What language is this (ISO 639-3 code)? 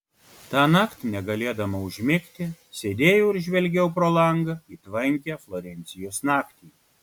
lit